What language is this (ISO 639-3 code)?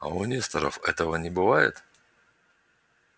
rus